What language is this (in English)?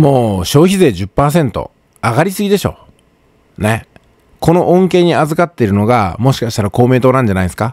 Japanese